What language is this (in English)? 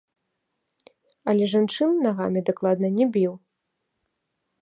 Belarusian